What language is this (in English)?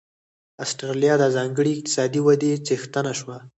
Pashto